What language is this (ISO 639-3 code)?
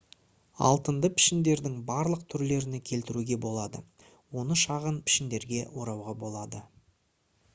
kaz